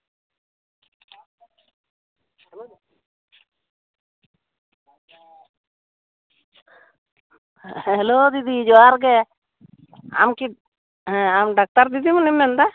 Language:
Santali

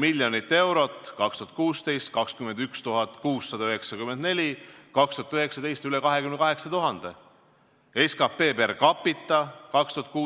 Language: Estonian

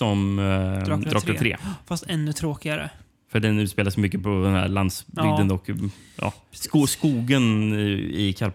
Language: Swedish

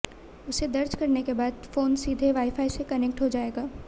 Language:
Hindi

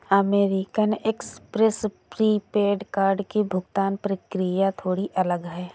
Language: Hindi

